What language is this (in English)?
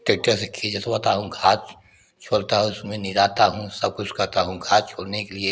Hindi